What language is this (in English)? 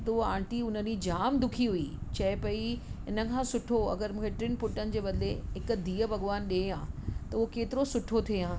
Sindhi